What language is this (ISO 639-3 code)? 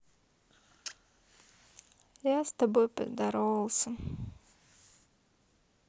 rus